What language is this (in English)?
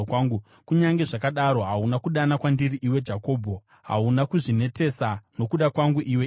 Shona